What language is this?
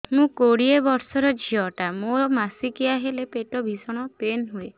Odia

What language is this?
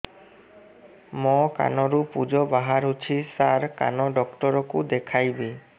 Odia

